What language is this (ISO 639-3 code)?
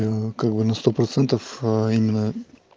rus